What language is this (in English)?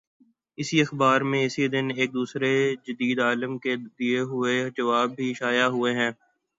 Urdu